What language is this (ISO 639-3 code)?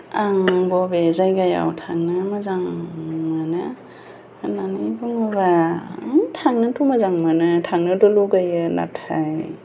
brx